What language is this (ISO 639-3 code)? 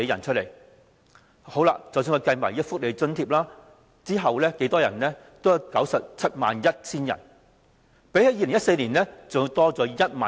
yue